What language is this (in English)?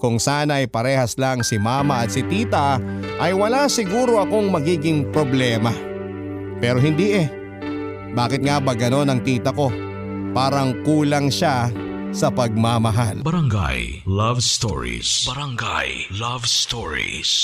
Filipino